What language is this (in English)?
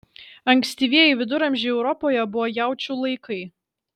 Lithuanian